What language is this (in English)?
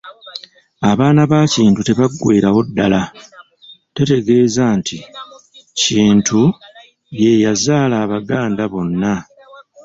Ganda